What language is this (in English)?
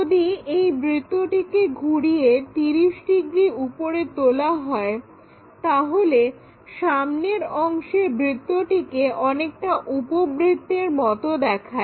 Bangla